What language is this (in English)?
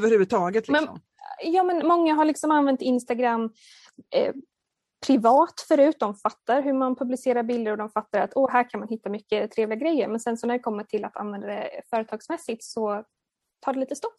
Swedish